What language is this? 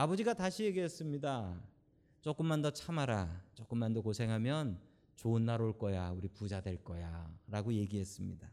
Korean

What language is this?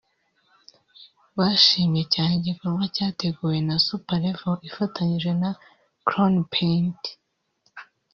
Kinyarwanda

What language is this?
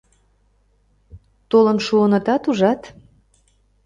Mari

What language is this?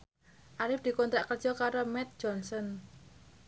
Javanese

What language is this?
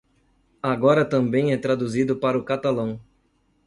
Portuguese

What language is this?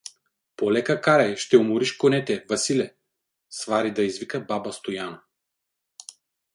Bulgarian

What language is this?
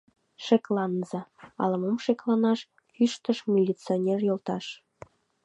Mari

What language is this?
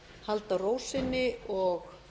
Icelandic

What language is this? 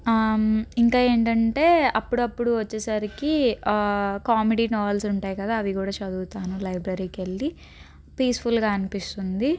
Telugu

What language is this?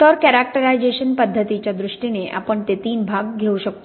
Marathi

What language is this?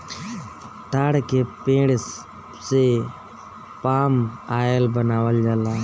Bhojpuri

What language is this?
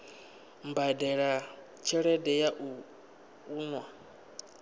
Venda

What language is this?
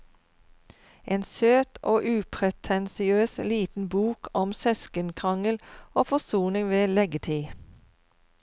Norwegian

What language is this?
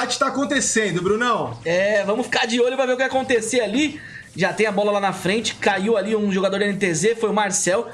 Portuguese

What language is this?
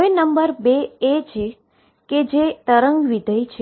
Gujarati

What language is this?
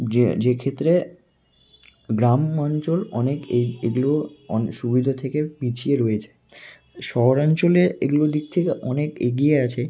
Bangla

